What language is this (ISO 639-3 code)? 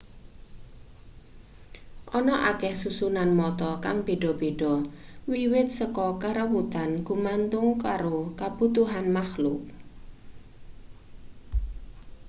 jav